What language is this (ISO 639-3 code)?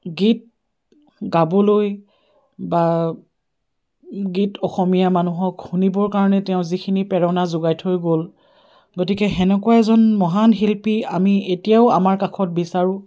asm